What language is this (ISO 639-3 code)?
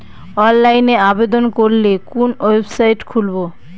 ben